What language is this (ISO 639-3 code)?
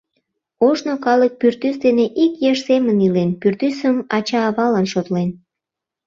chm